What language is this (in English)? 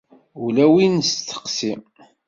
Kabyle